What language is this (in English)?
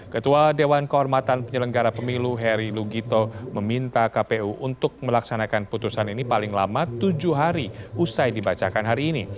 Indonesian